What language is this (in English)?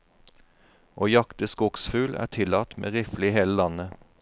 Norwegian